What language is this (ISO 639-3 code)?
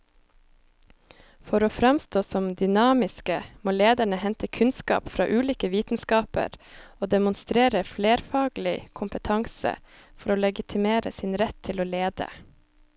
nor